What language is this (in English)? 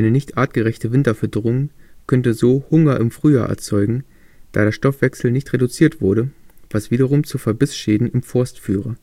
German